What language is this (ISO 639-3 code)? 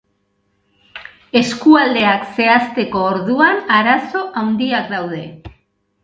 eus